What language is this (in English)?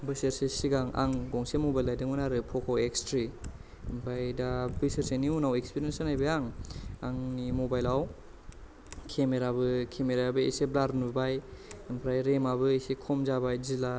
Bodo